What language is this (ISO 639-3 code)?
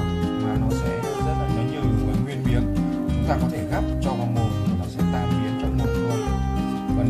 vie